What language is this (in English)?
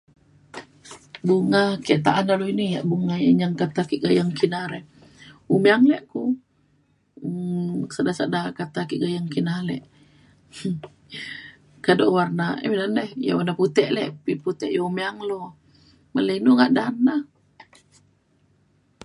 Mainstream Kenyah